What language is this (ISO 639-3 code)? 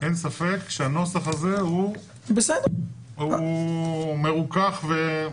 heb